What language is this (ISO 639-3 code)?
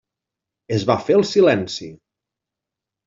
cat